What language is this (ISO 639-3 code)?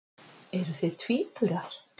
isl